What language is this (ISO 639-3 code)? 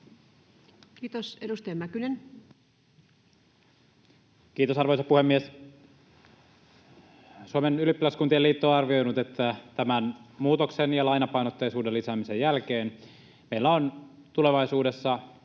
fin